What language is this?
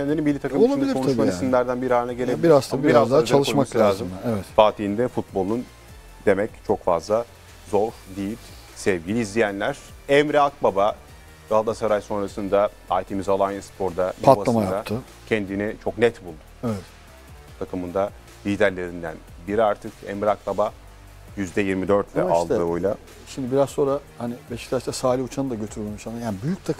Turkish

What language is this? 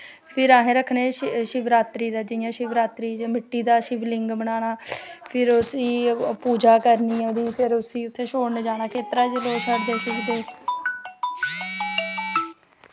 Dogri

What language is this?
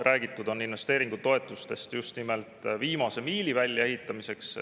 Estonian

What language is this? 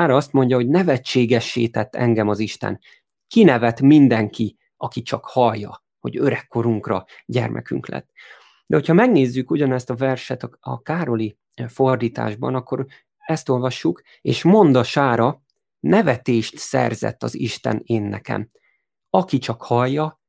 Hungarian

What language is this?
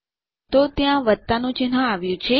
Gujarati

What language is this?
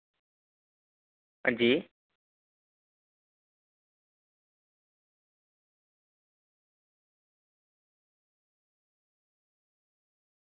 Dogri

